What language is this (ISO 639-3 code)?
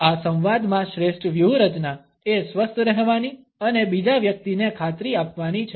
guj